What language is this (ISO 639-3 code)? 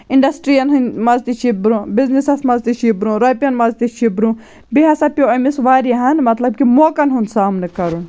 kas